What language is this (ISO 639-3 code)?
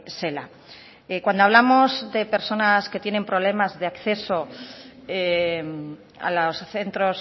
spa